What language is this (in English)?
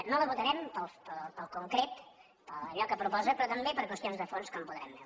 Catalan